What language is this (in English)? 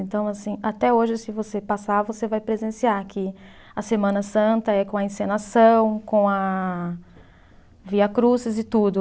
Portuguese